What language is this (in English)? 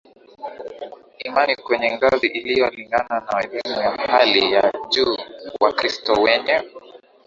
Swahili